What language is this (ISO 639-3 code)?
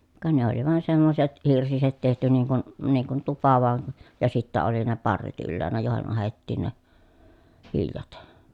fin